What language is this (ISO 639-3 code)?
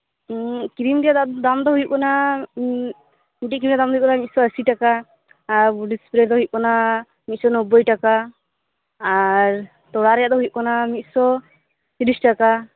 sat